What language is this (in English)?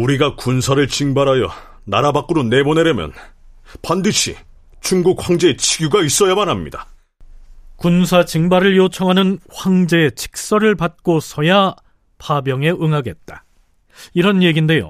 Korean